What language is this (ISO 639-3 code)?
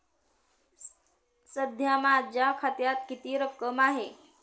mar